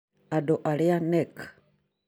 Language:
Kikuyu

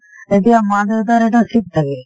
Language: Assamese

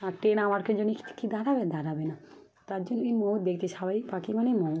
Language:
Bangla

